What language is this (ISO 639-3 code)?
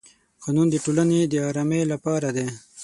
pus